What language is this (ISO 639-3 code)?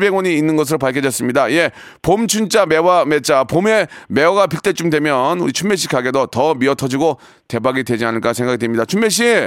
kor